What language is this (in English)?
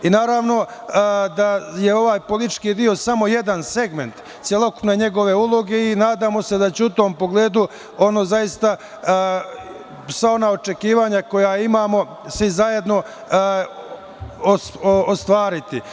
Serbian